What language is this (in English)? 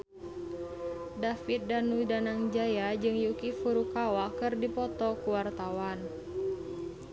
Sundanese